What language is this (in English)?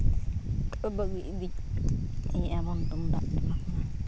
Santali